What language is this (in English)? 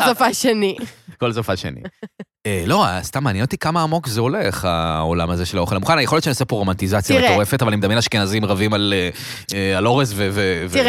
Hebrew